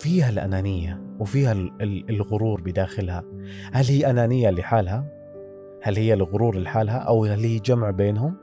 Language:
Arabic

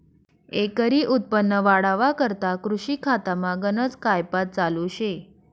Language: Marathi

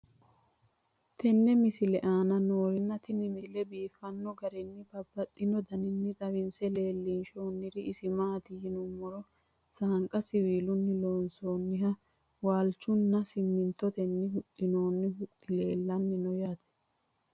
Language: Sidamo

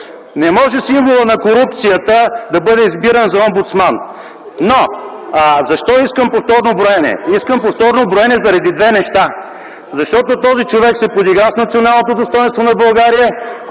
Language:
Bulgarian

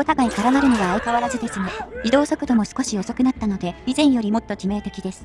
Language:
Japanese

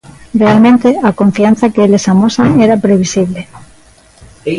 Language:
Galician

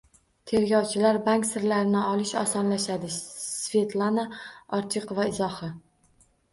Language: Uzbek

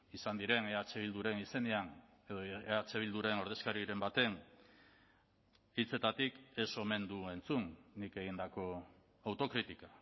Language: Basque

